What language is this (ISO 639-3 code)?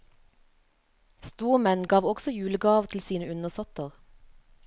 nor